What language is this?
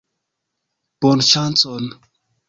Esperanto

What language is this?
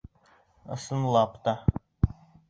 Bashkir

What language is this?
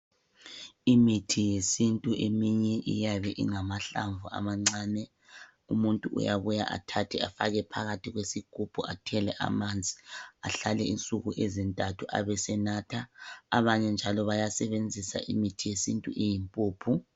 North Ndebele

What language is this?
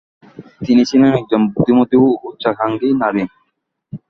Bangla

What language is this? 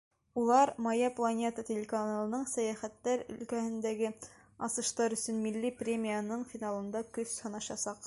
Bashkir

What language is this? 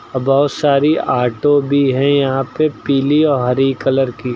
Hindi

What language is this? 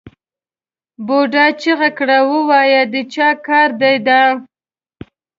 Pashto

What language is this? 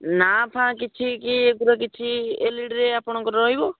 Odia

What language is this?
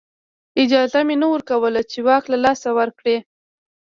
Pashto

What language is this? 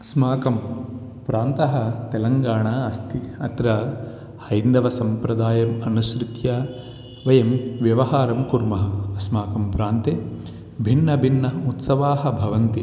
Sanskrit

